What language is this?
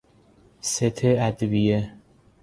Persian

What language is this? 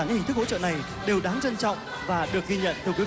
Vietnamese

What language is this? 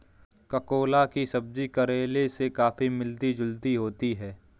Hindi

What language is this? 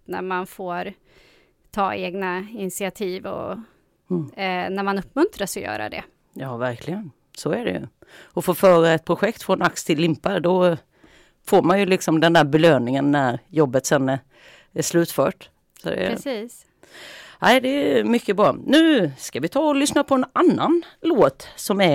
Swedish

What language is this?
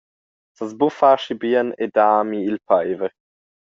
Romansh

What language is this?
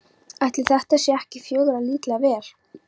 Icelandic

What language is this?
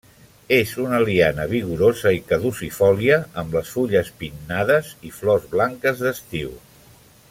Catalan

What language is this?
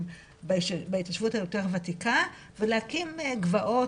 Hebrew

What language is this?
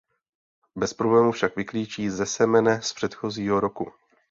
Czech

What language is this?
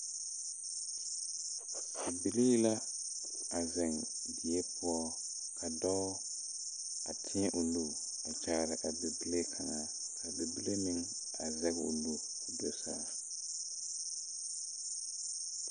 Southern Dagaare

